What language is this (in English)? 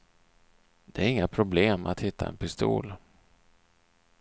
Swedish